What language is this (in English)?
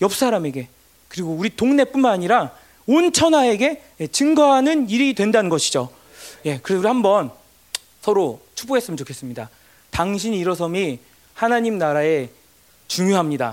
Korean